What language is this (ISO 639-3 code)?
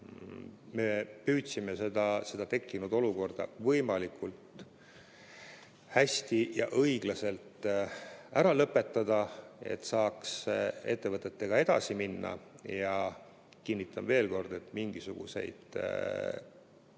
est